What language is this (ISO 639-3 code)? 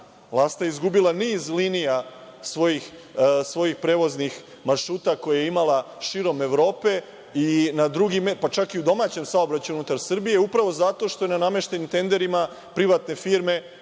srp